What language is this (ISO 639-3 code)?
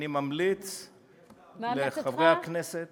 heb